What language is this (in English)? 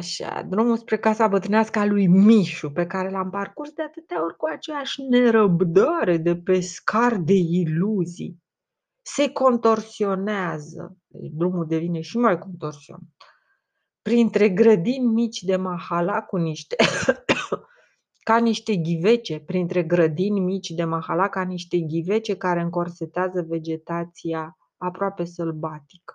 Romanian